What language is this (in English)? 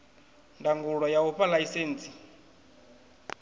Venda